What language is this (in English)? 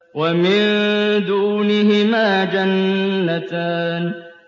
Arabic